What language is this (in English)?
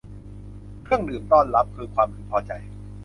Thai